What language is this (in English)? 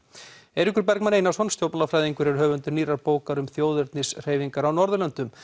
Icelandic